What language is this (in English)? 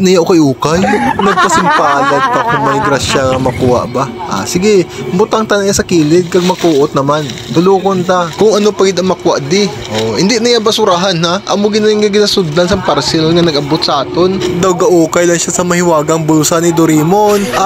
Filipino